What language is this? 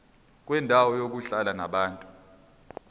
Zulu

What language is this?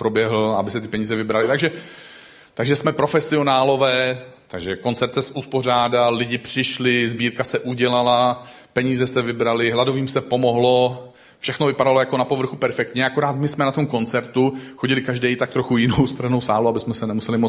Czech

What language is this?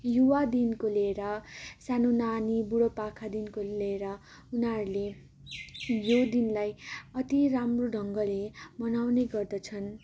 Nepali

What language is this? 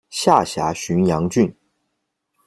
Chinese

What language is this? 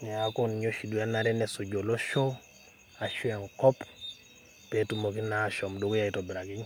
Masai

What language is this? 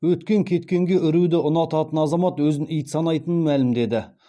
Kazakh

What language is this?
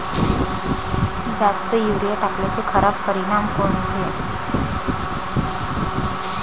Marathi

